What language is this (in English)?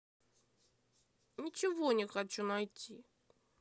Russian